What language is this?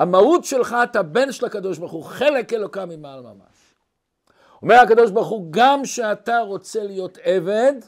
Hebrew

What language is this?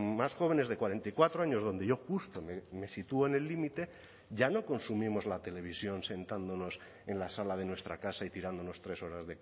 Spanish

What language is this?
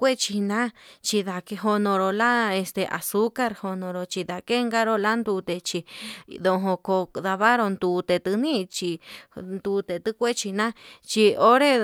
Yutanduchi Mixtec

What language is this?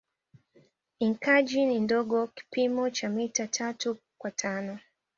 Swahili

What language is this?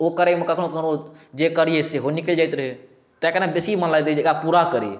Maithili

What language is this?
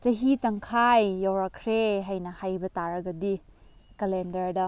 Manipuri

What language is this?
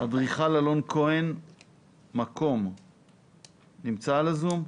Hebrew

